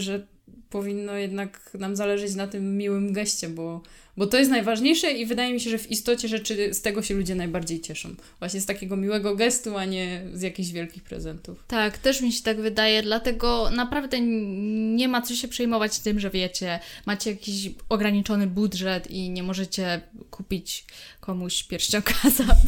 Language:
Polish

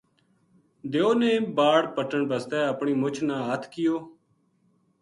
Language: Gujari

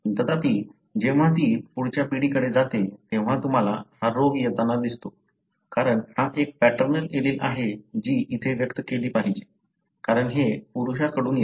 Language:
Marathi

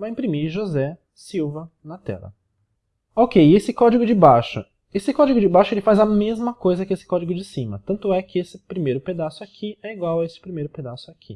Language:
Portuguese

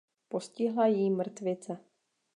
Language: Czech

